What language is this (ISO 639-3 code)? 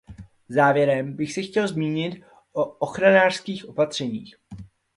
ces